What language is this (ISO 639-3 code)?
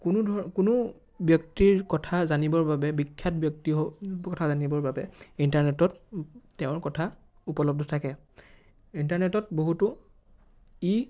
asm